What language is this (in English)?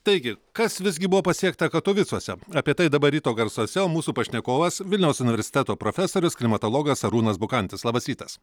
Lithuanian